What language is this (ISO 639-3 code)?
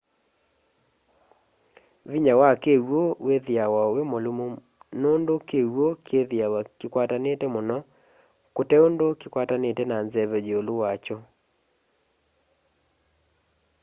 kam